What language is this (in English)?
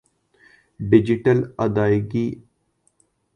Urdu